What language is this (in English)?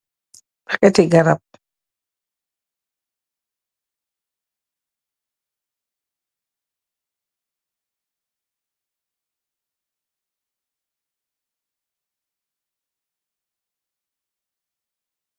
Wolof